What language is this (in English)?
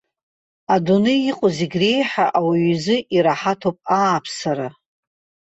Abkhazian